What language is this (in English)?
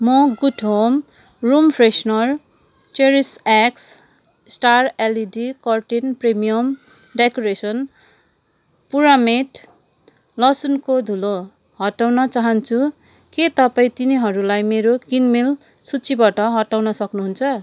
Nepali